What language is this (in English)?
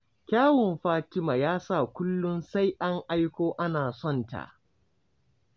Hausa